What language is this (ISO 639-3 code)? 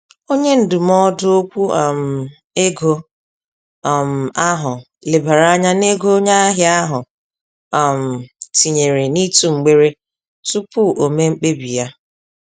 ibo